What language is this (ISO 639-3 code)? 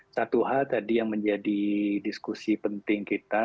ind